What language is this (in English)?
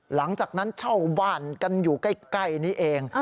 Thai